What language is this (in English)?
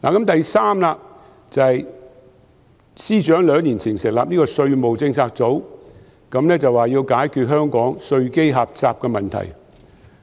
Cantonese